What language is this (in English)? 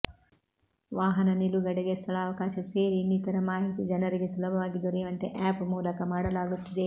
Kannada